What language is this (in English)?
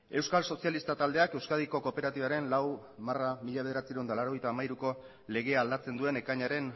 Basque